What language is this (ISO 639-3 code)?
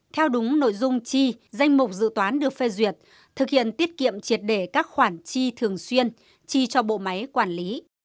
vie